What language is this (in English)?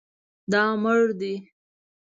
Pashto